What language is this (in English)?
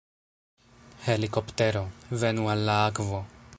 Esperanto